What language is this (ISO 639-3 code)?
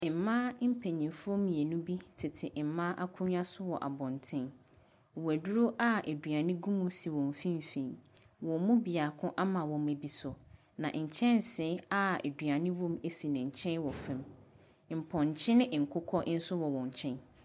aka